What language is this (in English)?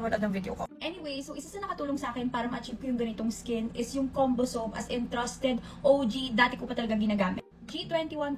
Filipino